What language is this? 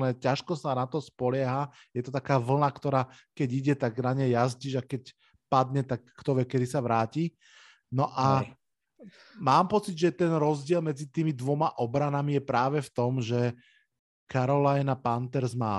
Slovak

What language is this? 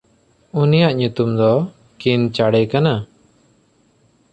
Santali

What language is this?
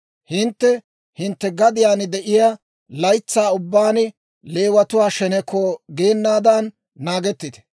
Dawro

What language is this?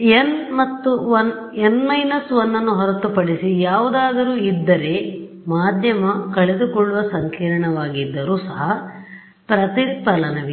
Kannada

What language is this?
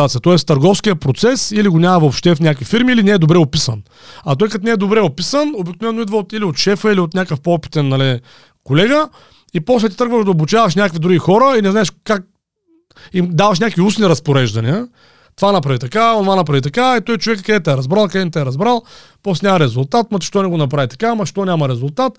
Bulgarian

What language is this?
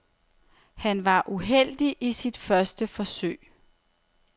Danish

